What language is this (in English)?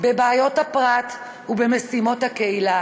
Hebrew